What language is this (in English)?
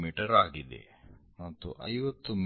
Kannada